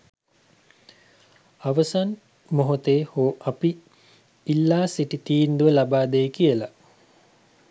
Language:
Sinhala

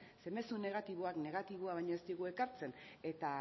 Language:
Basque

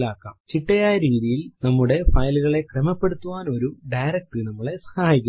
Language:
Malayalam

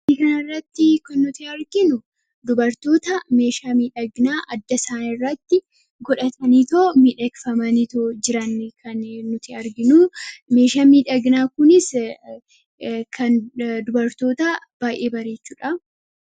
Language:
Oromo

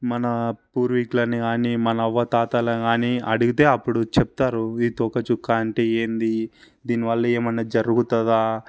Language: Telugu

